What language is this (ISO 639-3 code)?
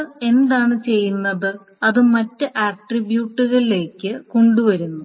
mal